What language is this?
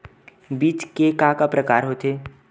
Chhattisgarhi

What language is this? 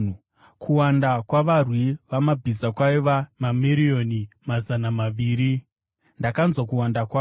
Shona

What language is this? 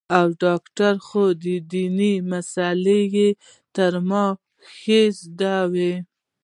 Pashto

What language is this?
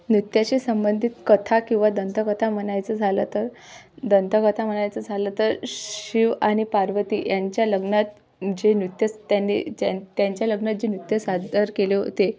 Marathi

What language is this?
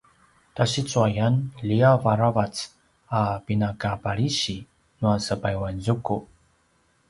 Paiwan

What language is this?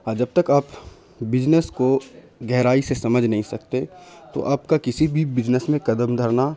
Urdu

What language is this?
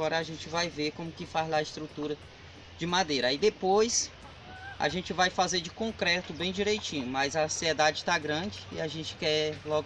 Portuguese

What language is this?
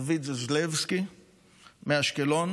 Hebrew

